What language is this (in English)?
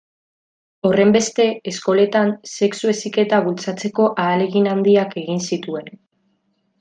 Basque